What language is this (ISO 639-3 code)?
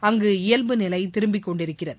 tam